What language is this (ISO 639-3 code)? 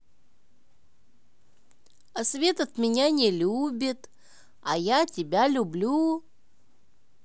rus